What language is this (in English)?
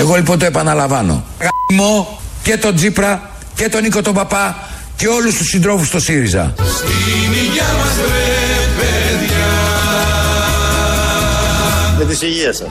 Greek